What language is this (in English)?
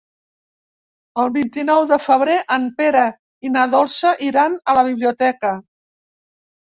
Catalan